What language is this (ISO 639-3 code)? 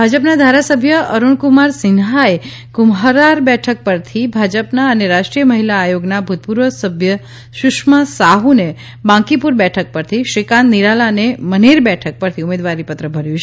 guj